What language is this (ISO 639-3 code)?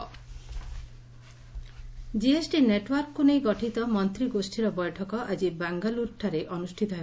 ori